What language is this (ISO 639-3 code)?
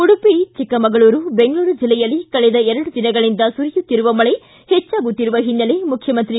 kan